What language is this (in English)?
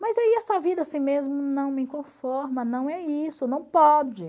Portuguese